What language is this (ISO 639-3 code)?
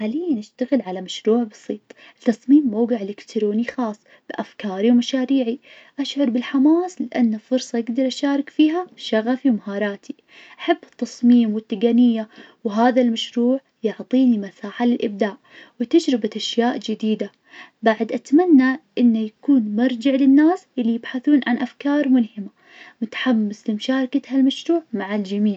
ars